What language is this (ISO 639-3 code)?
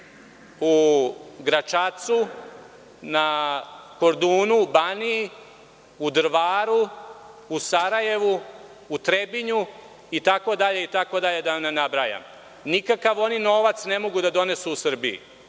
srp